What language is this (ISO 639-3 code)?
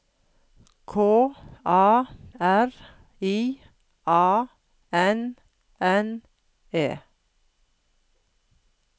nor